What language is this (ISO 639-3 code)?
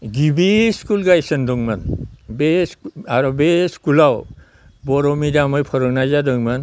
brx